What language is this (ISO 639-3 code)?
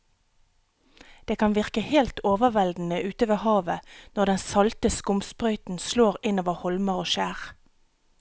nor